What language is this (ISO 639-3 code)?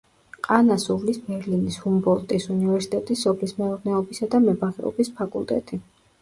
kat